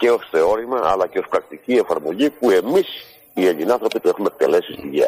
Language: Greek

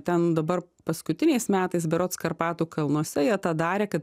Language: Lithuanian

